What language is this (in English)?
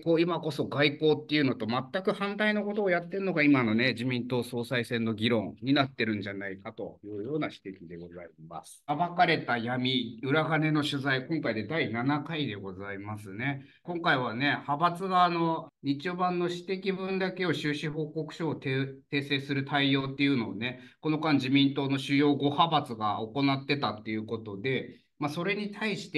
Japanese